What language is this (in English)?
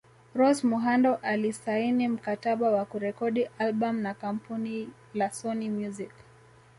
Swahili